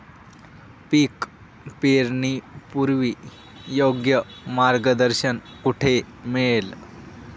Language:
Marathi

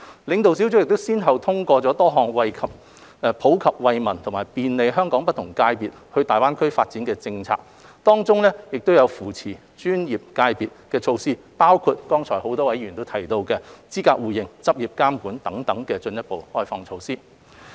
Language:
Cantonese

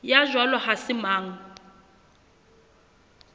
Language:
Southern Sotho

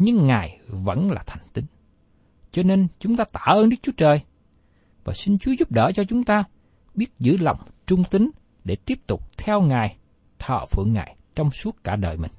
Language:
Vietnamese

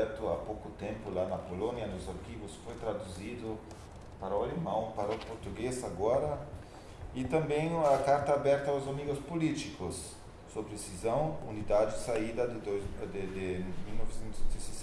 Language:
Portuguese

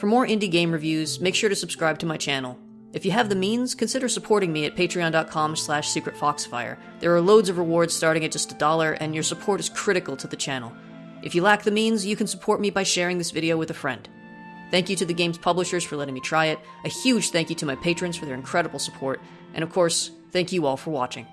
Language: English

